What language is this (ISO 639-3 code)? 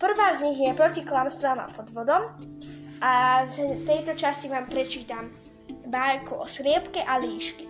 slk